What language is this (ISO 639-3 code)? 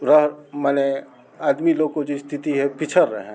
hin